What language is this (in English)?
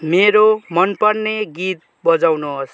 Nepali